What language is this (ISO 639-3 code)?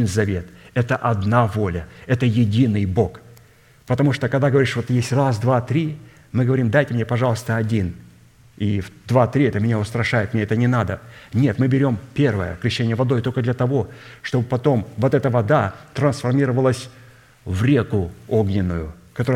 rus